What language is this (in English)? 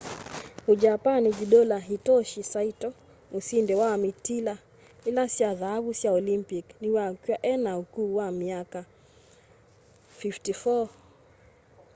Kamba